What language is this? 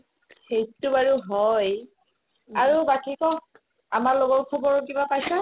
Assamese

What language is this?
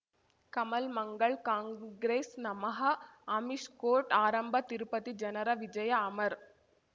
Kannada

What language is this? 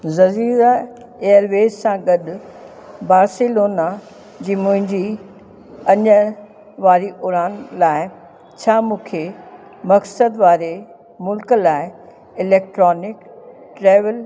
Sindhi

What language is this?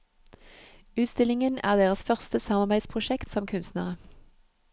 Norwegian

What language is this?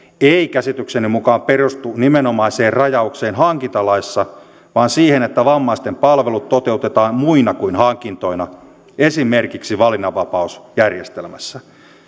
Finnish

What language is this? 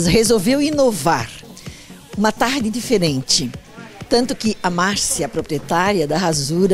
Portuguese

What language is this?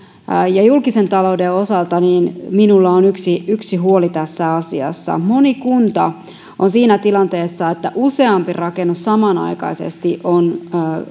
Finnish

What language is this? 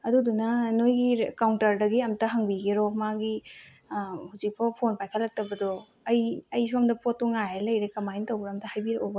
Manipuri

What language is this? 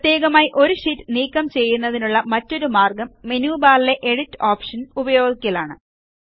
Malayalam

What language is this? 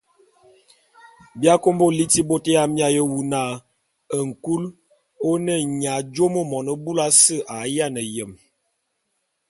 Bulu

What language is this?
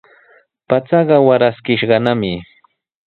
Sihuas Ancash Quechua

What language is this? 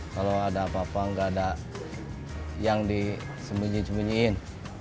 Indonesian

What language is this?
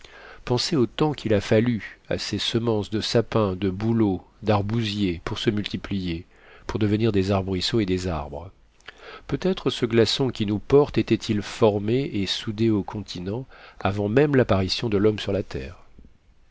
French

